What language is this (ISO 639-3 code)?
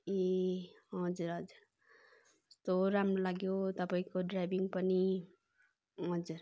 nep